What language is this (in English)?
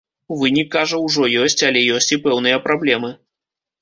Belarusian